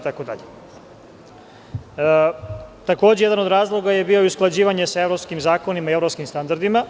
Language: Serbian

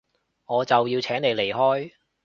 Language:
Cantonese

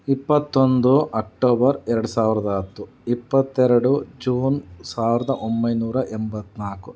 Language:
Kannada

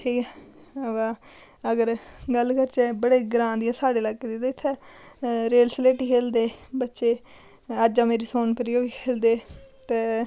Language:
Dogri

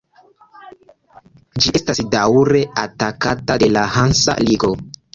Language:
Esperanto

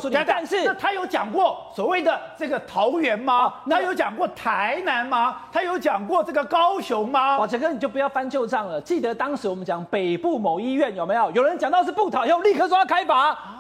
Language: Chinese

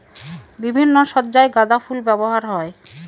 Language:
Bangla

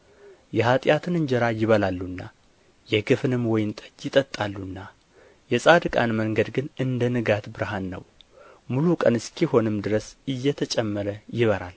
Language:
Amharic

